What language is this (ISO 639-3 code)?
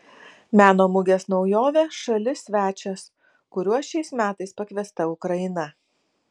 lit